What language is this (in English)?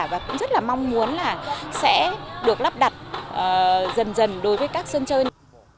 Vietnamese